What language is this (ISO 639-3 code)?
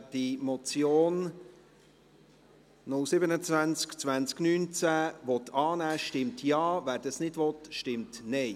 gsw